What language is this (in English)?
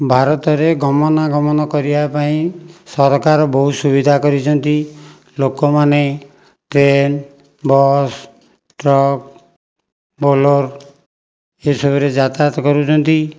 Odia